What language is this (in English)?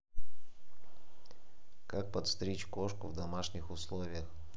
Russian